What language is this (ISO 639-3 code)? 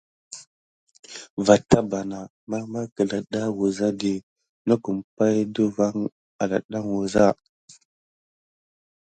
gid